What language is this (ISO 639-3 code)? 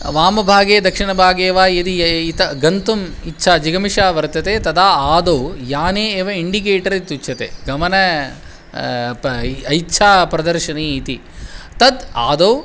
san